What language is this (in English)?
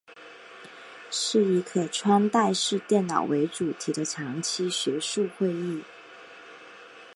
Chinese